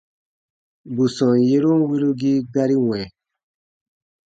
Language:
Baatonum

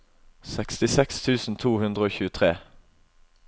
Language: Norwegian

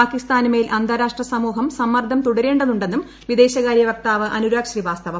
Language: Malayalam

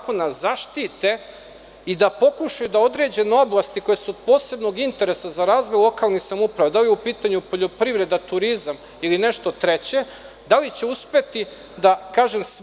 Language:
Serbian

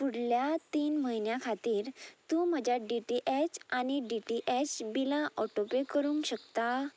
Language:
Konkani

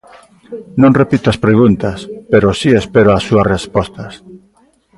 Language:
Galician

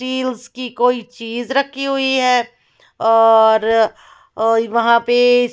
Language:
Hindi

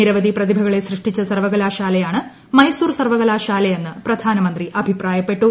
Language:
Malayalam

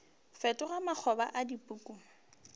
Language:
Northern Sotho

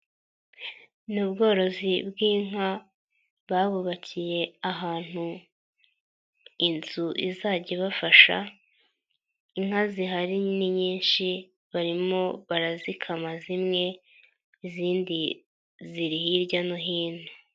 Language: Kinyarwanda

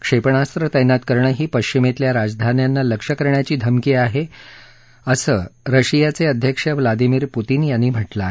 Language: Marathi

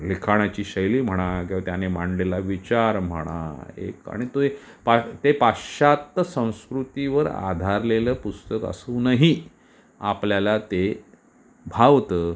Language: Marathi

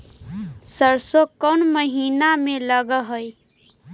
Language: Magahi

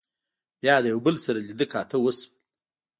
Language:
Pashto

